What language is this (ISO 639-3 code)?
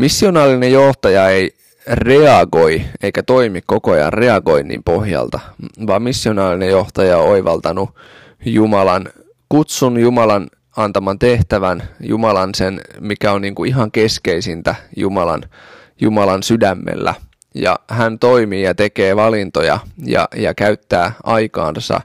fin